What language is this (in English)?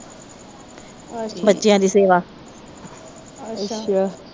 Punjabi